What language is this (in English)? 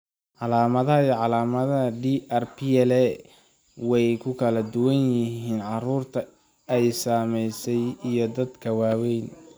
Somali